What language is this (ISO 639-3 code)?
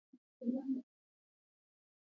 pus